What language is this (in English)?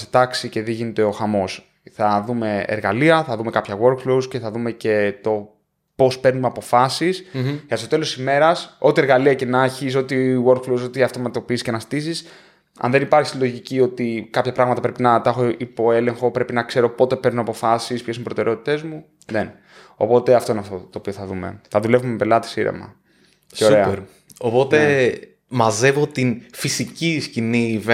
Greek